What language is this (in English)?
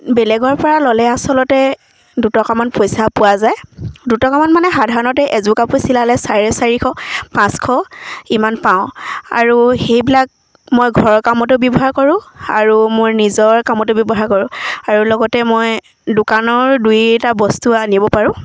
Assamese